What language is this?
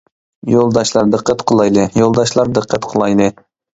Uyghur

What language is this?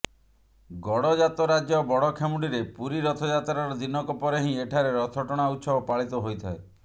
Odia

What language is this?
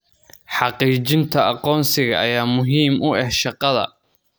Somali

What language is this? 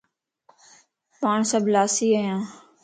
Lasi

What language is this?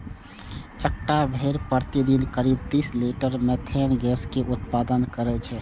Maithili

